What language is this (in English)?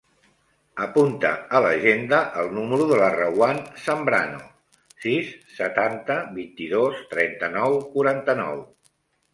Catalan